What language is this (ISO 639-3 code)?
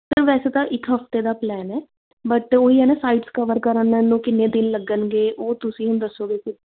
pan